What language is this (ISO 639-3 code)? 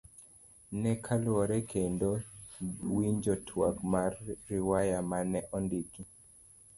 luo